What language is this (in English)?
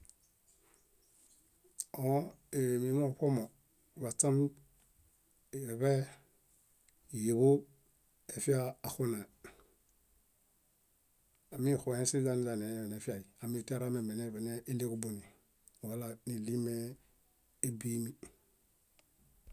Bayot